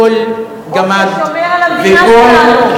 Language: Hebrew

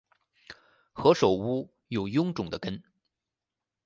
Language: Chinese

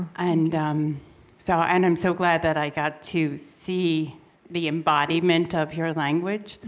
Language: English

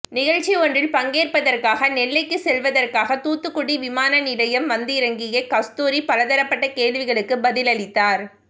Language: Tamil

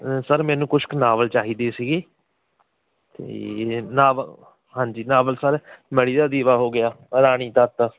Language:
Punjabi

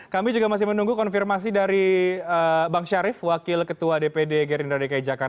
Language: Indonesian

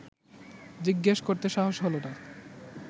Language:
Bangla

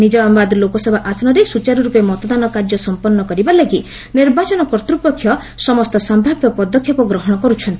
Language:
Odia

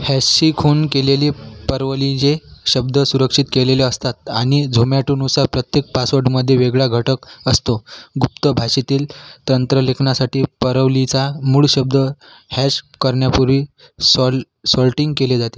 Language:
Marathi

